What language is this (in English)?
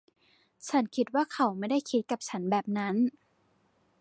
Thai